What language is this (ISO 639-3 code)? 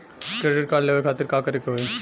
bho